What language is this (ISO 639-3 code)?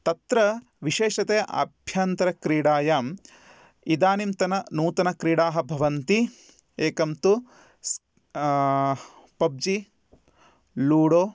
san